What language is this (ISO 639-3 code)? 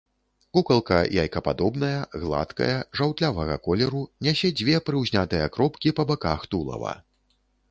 bel